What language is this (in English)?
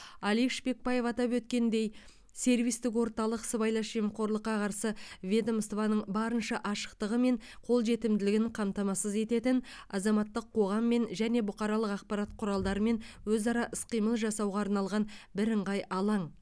Kazakh